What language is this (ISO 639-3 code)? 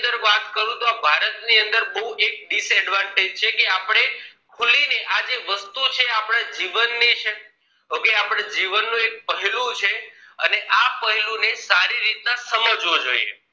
guj